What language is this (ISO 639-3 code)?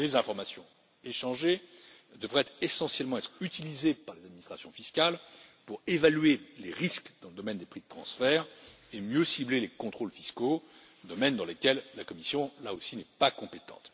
fra